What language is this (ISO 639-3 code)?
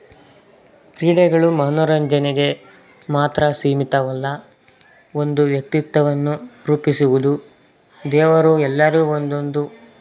kan